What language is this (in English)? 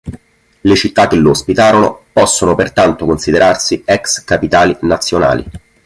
Italian